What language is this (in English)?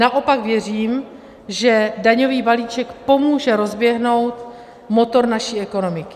Czech